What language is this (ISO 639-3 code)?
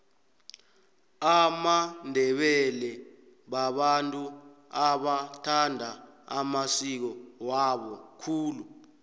nbl